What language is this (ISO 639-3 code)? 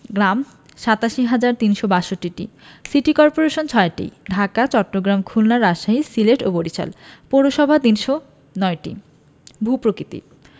ben